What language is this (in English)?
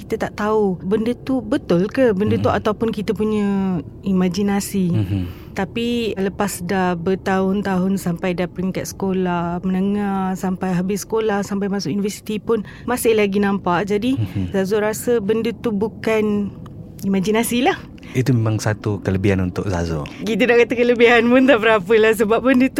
Malay